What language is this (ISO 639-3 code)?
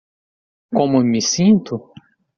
por